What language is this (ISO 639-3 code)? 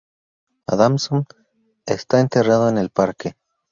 spa